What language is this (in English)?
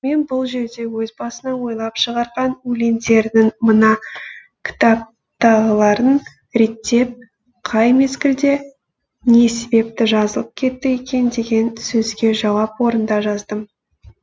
Kazakh